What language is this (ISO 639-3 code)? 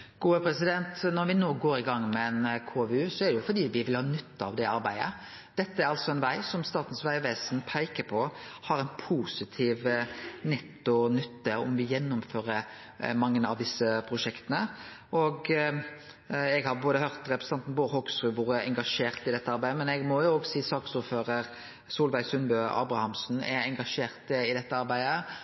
nor